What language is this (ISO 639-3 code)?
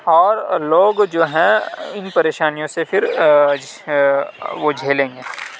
urd